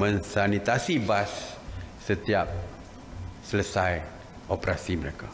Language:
Malay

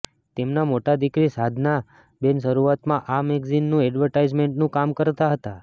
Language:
Gujarati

